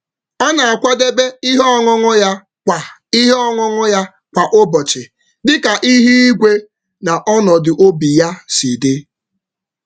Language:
Igbo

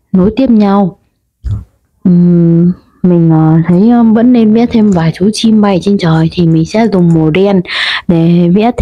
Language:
Vietnamese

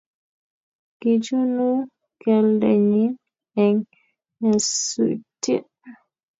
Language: Kalenjin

